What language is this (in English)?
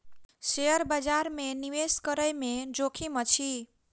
Maithili